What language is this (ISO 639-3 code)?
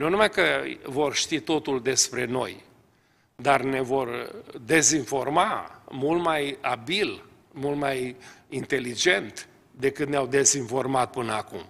ron